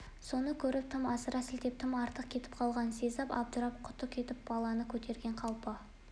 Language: Kazakh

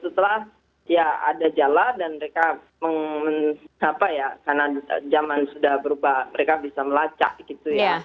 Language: Indonesian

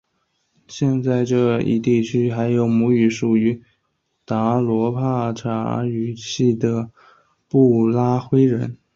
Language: Chinese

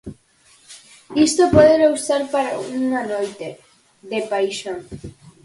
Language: Galician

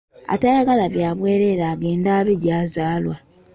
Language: Ganda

